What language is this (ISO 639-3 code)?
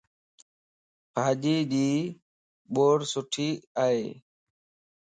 lss